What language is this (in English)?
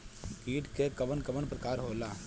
Bhojpuri